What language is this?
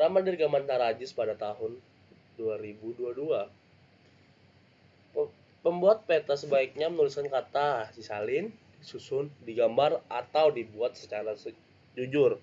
Indonesian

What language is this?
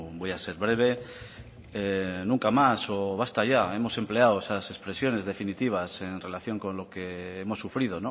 Spanish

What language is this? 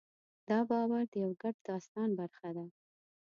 Pashto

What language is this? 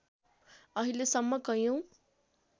Nepali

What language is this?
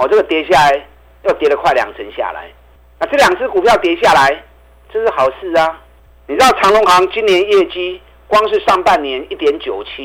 Chinese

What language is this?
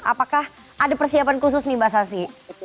Indonesian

